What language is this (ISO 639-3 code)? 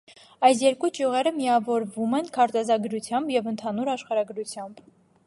hye